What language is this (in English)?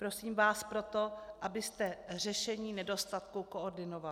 Czech